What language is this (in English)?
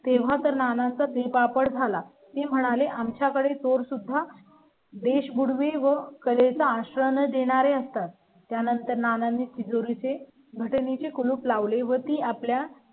Marathi